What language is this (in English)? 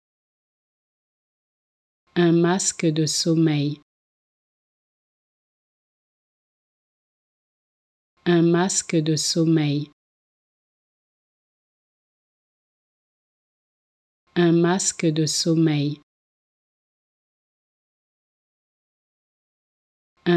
French